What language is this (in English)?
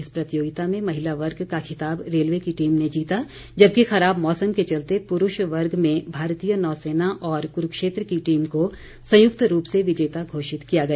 Hindi